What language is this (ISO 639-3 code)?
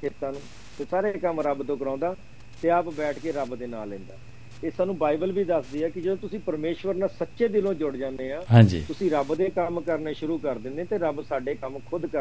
pan